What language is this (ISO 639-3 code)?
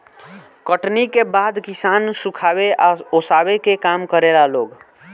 bho